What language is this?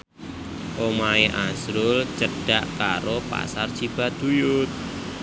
Javanese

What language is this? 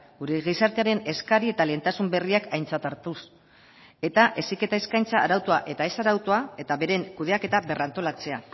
Basque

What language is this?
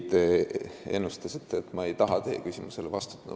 Estonian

